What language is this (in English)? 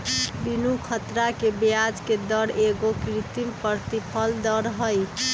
Magahi